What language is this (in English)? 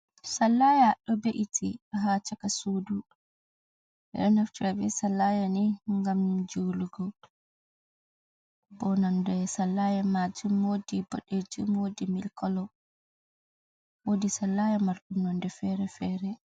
Fula